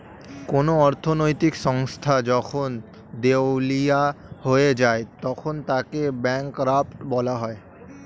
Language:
Bangla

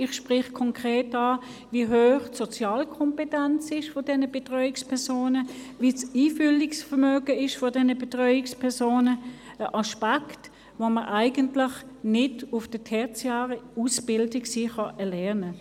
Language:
Swiss German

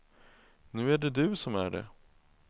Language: Swedish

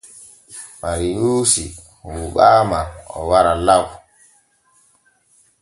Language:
Borgu Fulfulde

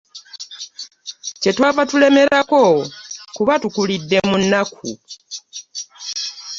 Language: Ganda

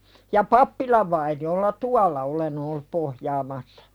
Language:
Finnish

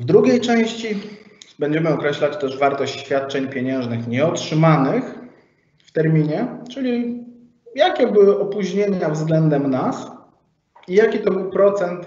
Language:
Polish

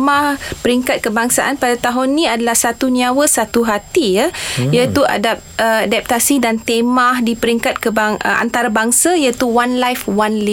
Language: Malay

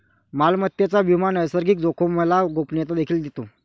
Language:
Marathi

